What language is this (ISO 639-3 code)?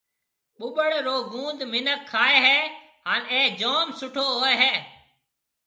mve